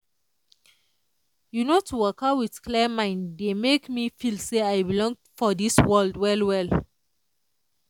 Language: Nigerian Pidgin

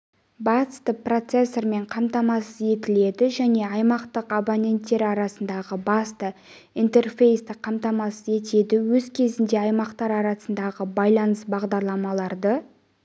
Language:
Kazakh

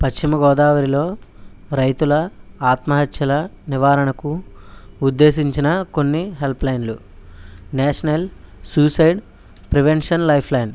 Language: Telugu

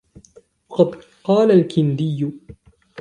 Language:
Arabic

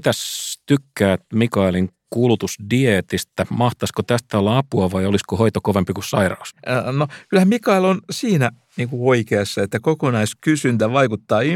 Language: Finnish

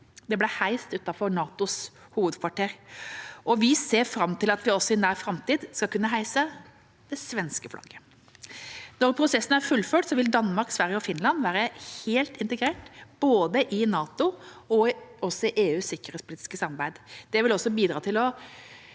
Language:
Norwegian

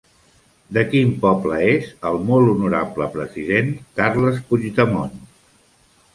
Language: Catalan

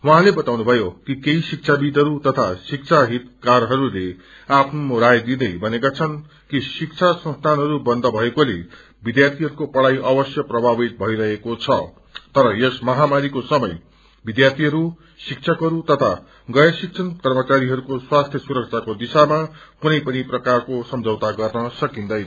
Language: Nepali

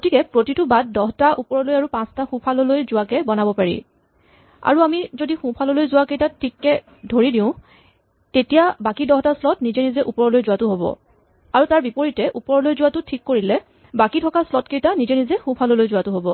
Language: Assamese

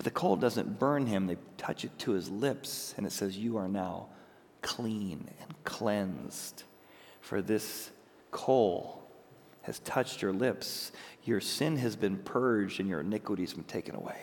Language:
English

